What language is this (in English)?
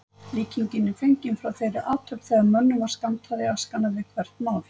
Icelandic